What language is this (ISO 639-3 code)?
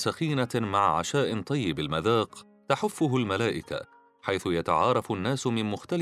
ara